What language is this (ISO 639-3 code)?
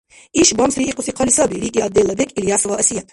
dar